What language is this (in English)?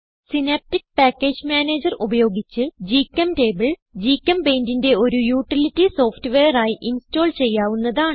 Malayalam